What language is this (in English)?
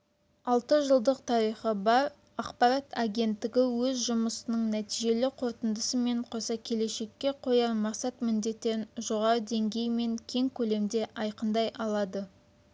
Kazakh